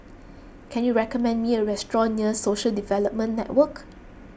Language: English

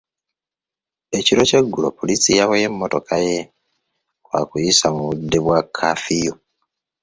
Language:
Ganda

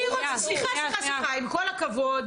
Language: Hebrew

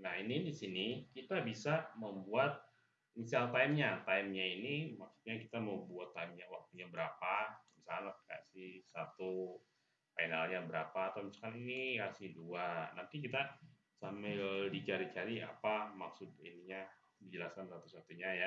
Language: Indonesian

